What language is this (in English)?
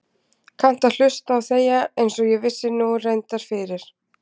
Icelandic